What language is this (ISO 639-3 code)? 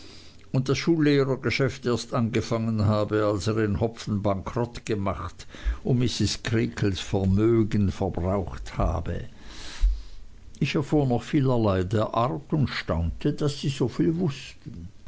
deu